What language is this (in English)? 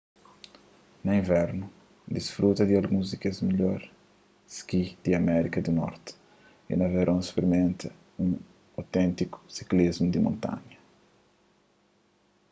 Kabuverdianu